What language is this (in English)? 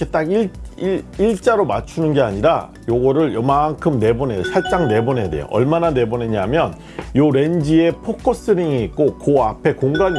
Korean